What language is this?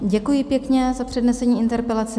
Czech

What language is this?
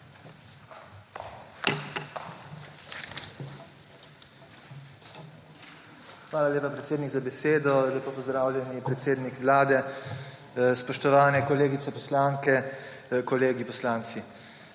Slovenian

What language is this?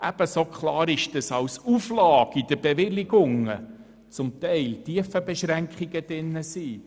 Swiss German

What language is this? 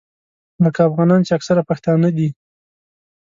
Pashto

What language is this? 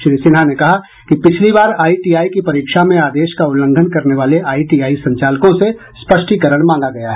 Hindi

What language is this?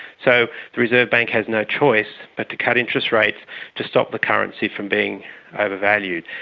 English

